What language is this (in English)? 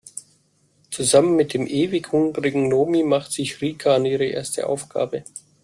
German